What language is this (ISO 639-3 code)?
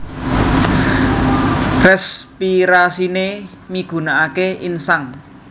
jav